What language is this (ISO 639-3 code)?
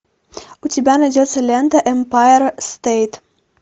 rus